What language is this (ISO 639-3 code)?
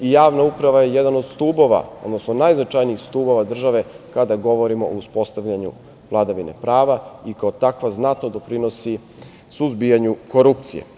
srp